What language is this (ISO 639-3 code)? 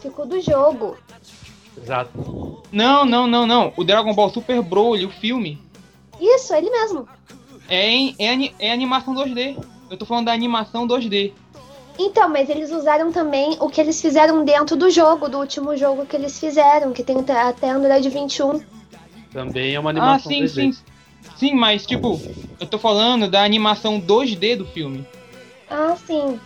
por